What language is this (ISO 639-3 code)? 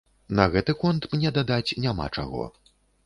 bel